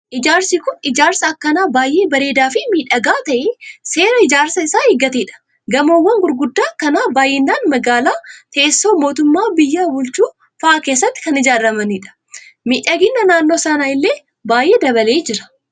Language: Oromo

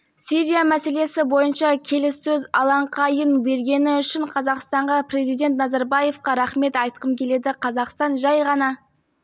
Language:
Kazakh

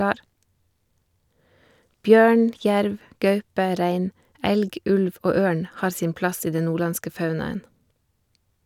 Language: Norwegian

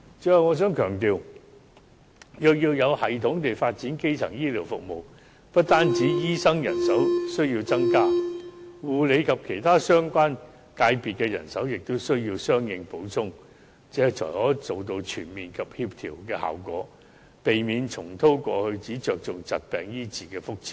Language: Cantonese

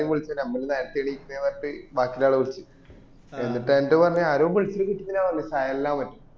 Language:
Malayalam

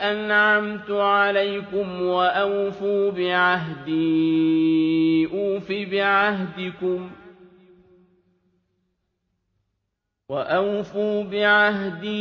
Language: Arabic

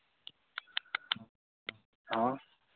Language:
Hindi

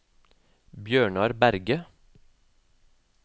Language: Norwegian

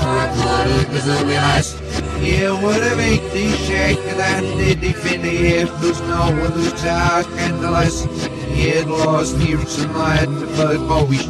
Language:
English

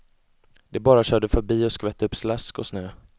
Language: Swedish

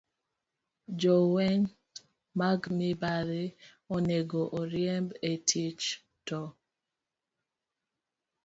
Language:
Luo (Kenya and Tanzania)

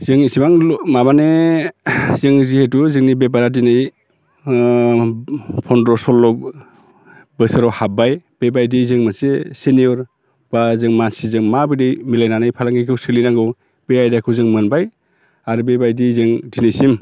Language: Bodo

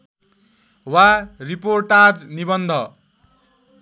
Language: Nepali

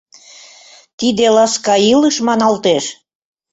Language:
Mari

